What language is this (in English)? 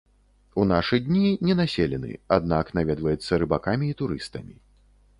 Belarusian